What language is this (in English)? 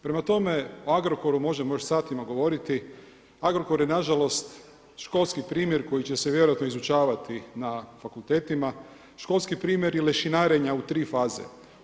Croatian